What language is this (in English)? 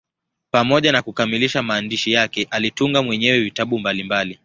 Swahili